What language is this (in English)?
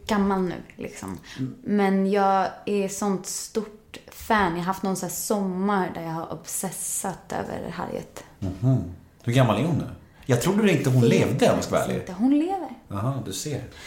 Swedish